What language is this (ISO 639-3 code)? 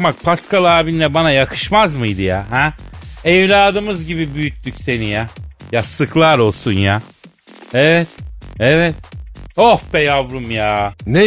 tur